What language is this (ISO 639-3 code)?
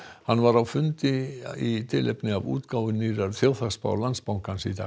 isl